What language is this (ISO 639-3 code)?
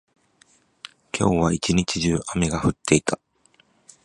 jpn